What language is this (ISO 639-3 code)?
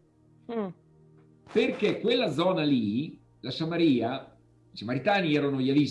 ita